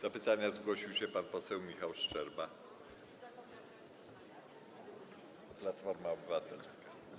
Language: Polish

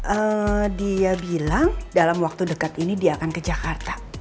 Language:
Indonesian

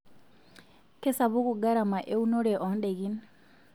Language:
Masai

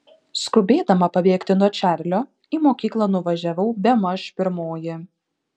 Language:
Lithuanian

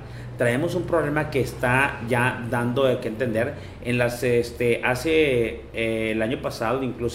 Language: Spanish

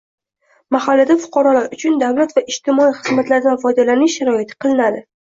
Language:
Uzbek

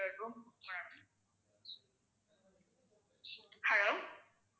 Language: Tamil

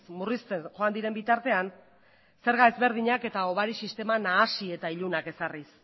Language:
Basque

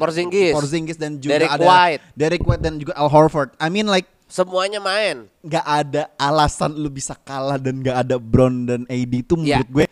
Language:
Indonesian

